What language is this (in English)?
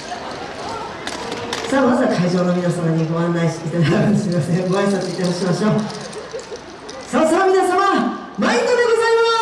Japanese